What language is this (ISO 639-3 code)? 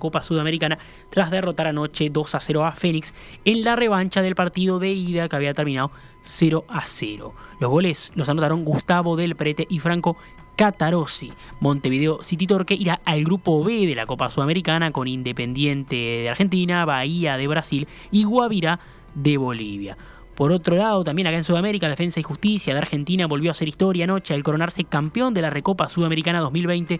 spa